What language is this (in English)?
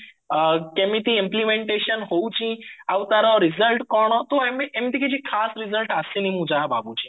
Odia